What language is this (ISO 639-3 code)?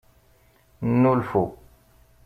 kab